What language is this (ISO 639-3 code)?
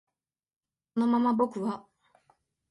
jpn